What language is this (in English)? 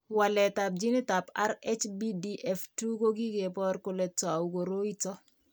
Kalenjin